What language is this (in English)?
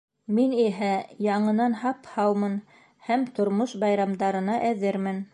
Bashkir